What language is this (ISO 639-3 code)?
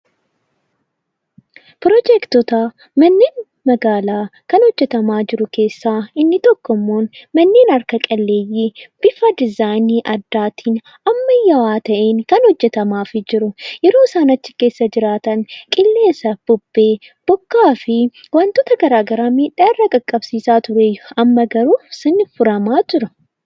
orm